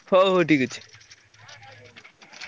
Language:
Odia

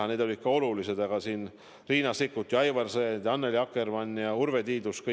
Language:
Estonian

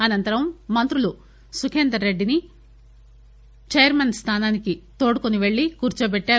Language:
Telugu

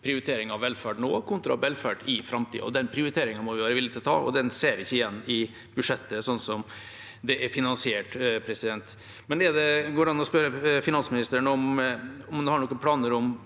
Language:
Norwegian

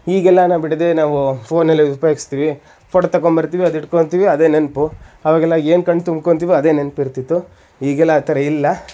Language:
Kannada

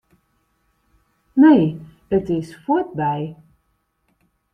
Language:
Western Frisian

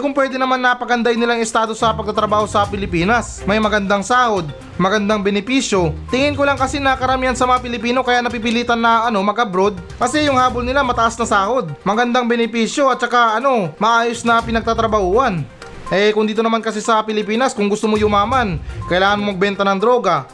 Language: Filipino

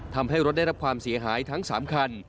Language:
Thai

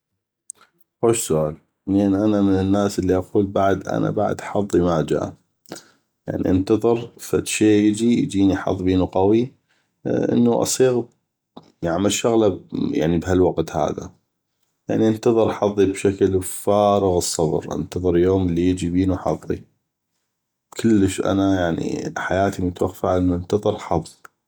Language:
North Mesopotamian Arabic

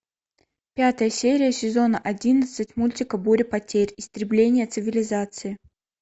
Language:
Russian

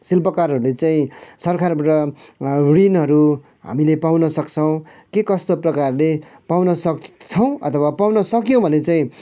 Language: Nepali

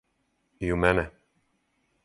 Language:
Serbian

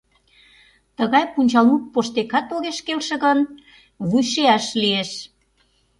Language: Mari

